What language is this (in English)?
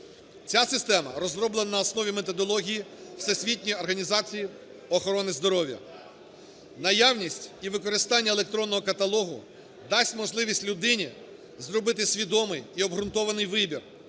Ukrainian